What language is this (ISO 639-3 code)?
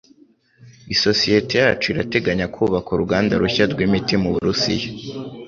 kin